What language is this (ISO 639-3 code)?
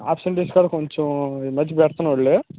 tel